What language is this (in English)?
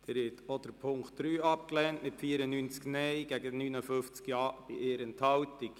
Swiss German